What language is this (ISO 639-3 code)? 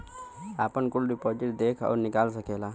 bho